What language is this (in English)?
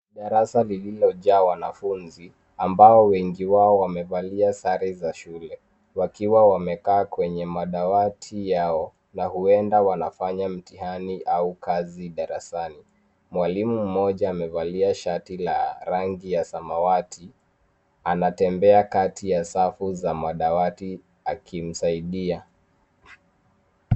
Swahili